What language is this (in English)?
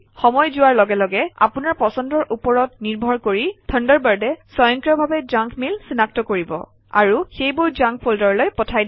Assamese